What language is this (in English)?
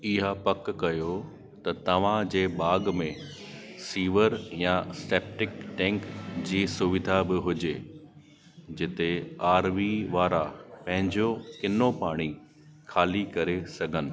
Sindhi